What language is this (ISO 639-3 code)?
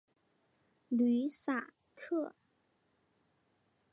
zho